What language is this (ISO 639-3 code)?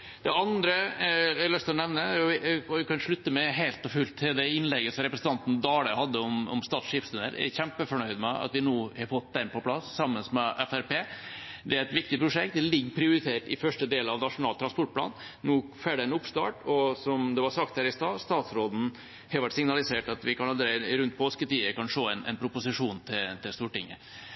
nno